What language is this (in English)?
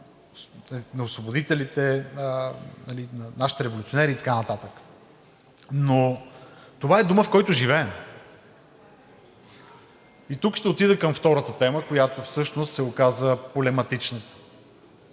Bulgarian